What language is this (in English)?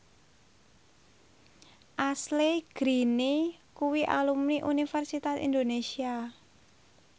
Javanese